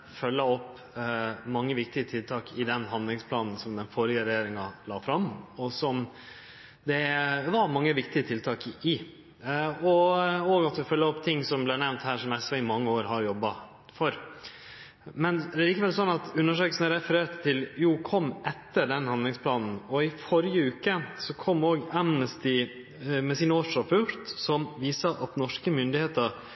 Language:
Norwegian Nynorsk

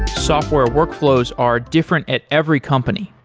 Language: English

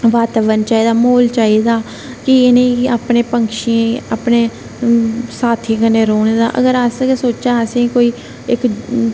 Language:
Dogri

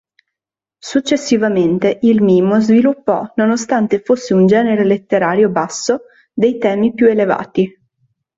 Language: Italian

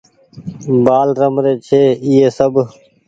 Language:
Goaria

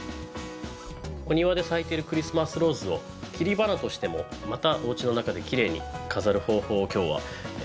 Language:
Japanese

